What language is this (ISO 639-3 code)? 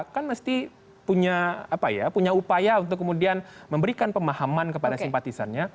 ind